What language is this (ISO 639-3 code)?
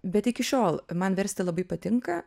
lit